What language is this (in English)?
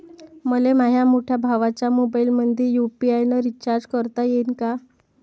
Marathi